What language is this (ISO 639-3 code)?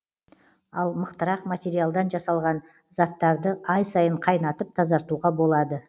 kaz